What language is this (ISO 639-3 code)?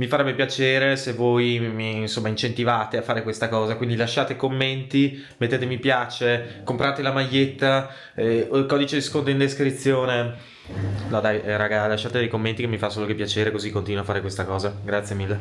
ita